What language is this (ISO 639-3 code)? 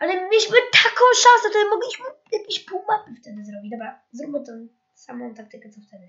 pol